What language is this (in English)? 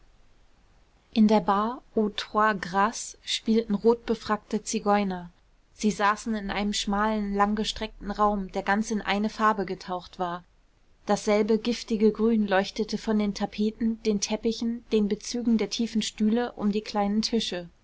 German